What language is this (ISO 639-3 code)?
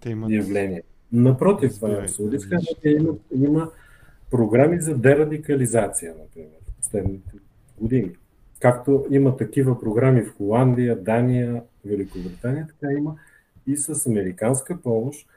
bul